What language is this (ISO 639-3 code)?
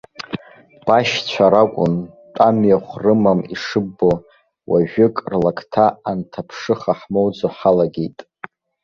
abk